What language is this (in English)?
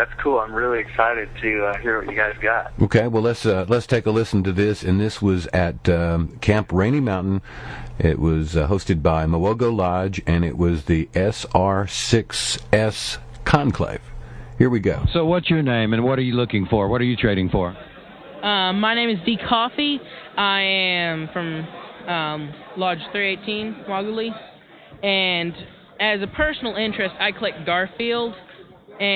English